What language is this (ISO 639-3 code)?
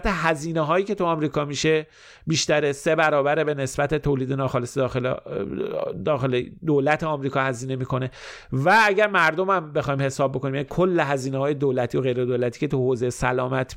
fas